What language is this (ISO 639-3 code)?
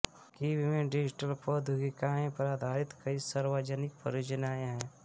hin